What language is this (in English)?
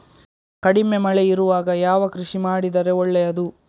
Kannada